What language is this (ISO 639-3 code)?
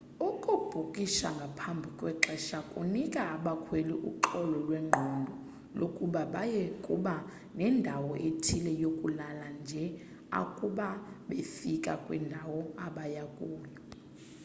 xho